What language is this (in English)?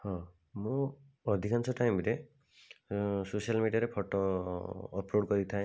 Odia